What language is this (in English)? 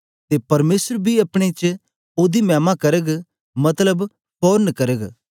Dogri